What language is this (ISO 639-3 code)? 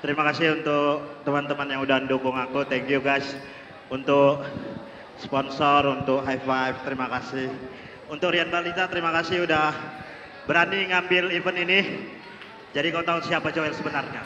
ind